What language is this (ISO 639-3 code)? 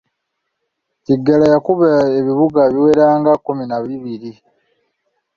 lug